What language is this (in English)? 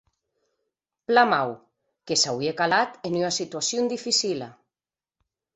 Occitan